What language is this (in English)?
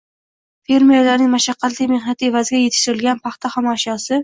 Uzbek